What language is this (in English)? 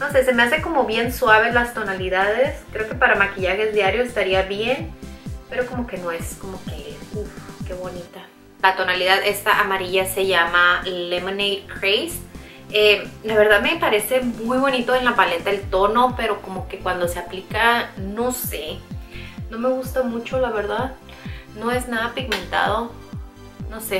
Spanish